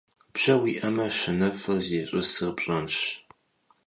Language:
Kabardian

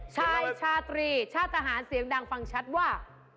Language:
Thai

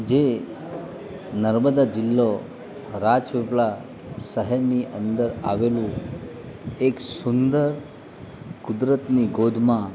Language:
Gujarati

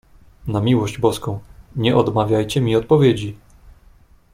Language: Polish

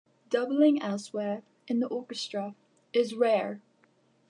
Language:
English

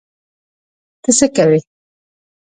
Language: Pashto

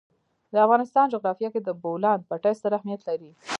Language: Pashto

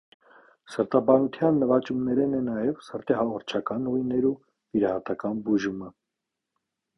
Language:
Armenian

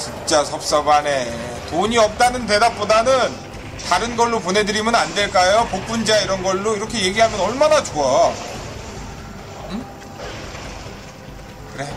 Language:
Korean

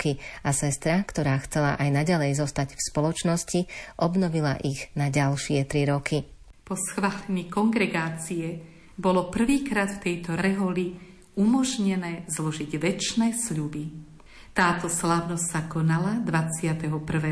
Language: Slovak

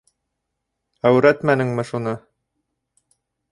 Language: Bashkir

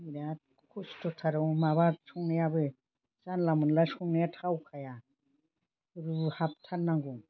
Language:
Bodo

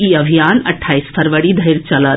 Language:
Maithili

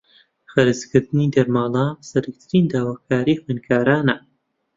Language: Central Kurdish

